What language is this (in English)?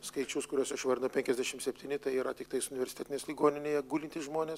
Lithuanian